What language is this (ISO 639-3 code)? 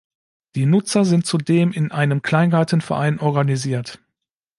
deu